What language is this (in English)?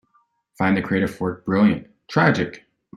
English